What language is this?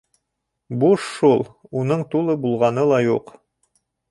Bashkir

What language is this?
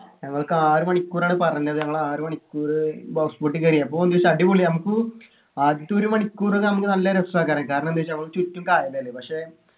Malayalam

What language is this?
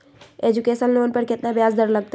Magahi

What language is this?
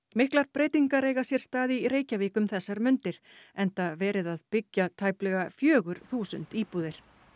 Icelandic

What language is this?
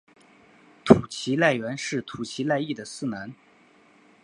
Chinese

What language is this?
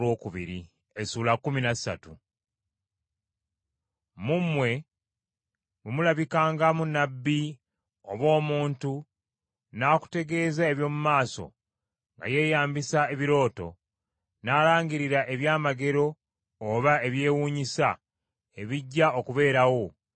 Ganda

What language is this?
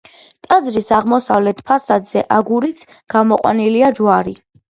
Georgian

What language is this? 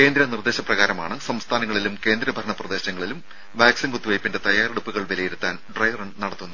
Malayalam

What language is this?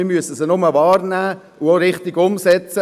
Swiss German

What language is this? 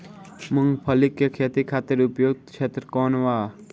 Bhojpuri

